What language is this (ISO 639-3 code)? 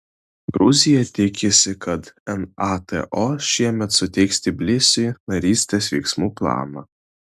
lit